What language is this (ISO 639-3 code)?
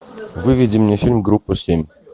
rus